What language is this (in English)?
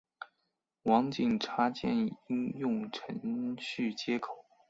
Chinese